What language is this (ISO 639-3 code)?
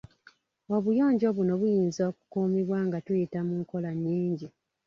lug